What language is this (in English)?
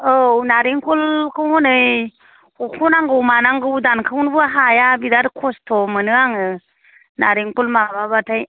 Bodo